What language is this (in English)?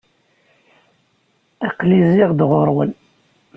Kabyle